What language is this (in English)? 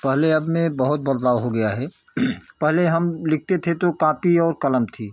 Hindi